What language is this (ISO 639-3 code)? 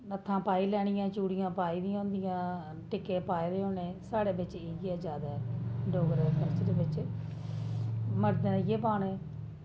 doi